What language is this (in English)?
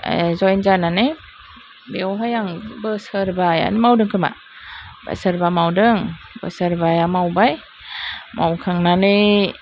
Bodo